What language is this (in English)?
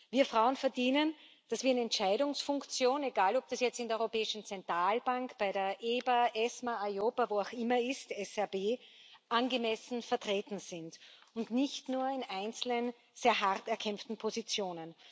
German